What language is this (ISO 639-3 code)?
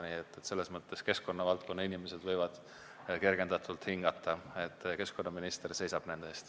est